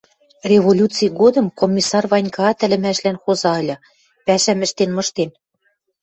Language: Western Mari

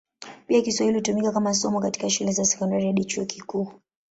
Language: Swahili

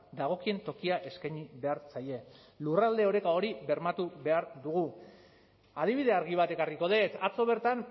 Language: Basque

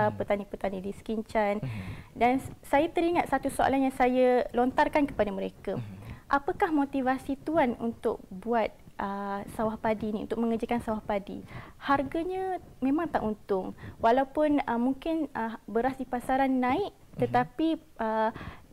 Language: Malay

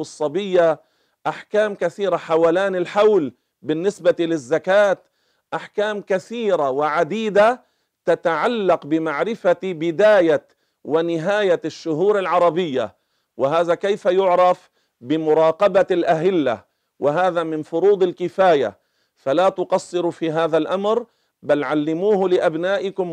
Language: Arabic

